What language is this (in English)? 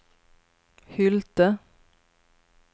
Swedish